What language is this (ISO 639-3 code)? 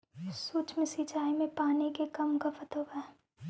mag